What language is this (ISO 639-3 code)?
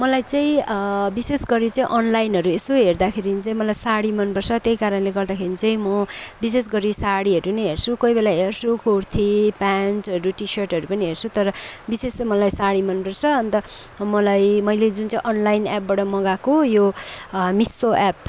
nep